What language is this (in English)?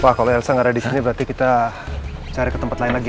Indonesian